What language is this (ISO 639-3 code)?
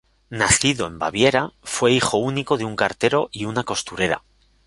spa